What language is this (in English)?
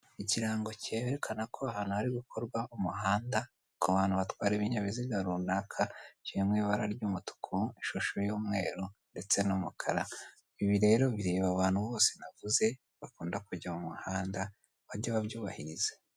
Kinyarwanda